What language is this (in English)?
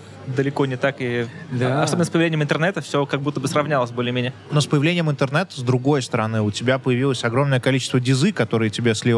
Russian